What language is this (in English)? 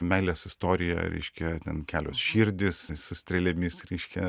Lithuanian